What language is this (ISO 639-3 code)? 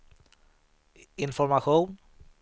swe